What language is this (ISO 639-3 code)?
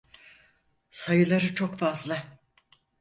tur